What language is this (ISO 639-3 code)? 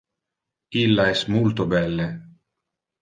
ina